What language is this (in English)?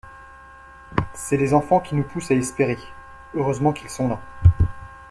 French